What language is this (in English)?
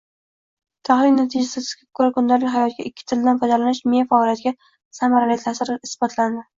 Uzbek